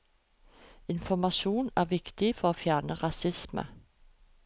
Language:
Norwegian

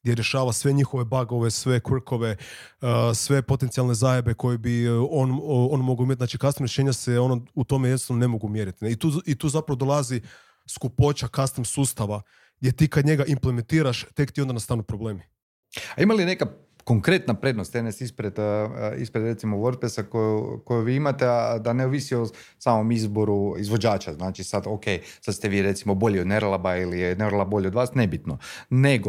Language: Croatian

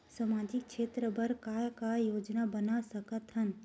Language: Chhattisgarhi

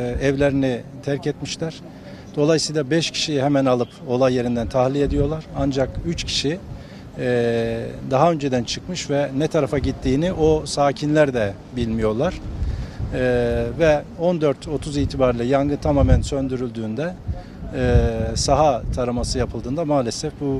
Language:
Turkish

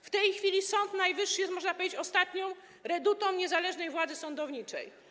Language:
Polish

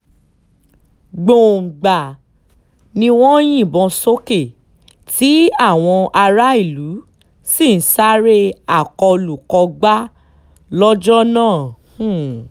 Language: Yoruba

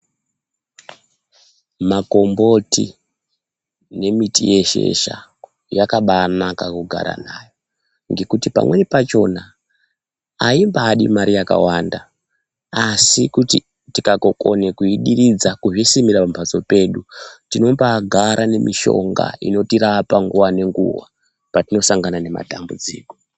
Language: Ndau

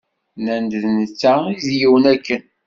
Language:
Kabyle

